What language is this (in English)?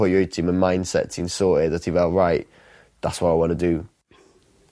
Welsh